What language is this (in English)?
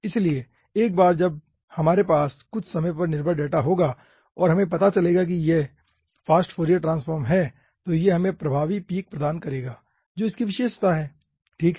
Hindi